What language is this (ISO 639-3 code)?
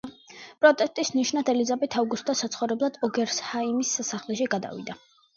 kat